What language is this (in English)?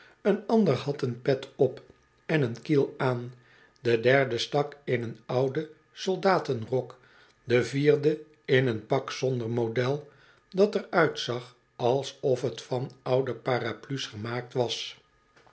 Dutch